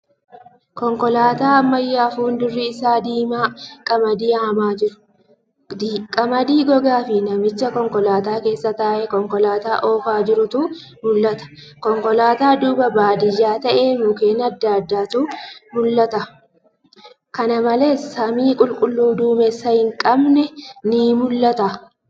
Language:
Oromo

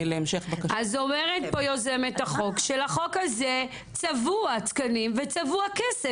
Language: Hebrew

